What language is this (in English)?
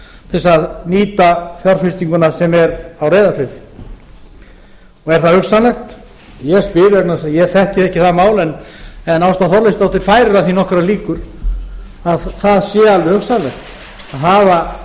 Icelandic